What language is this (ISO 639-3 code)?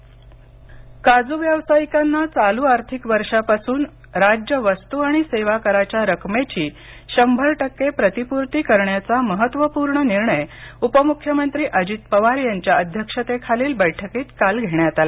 mar